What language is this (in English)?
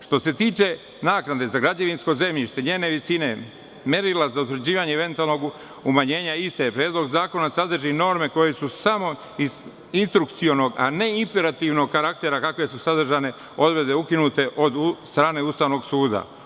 Serbian